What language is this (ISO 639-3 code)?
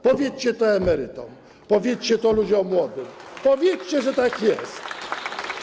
pol